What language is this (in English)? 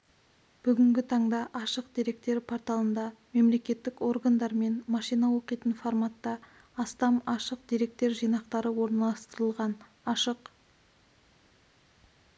Kazakh